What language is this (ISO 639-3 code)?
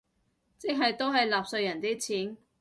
yue